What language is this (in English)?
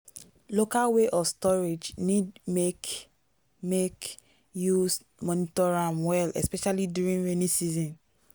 Nigerian Pidgin